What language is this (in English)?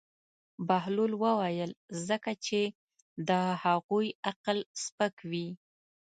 Pashto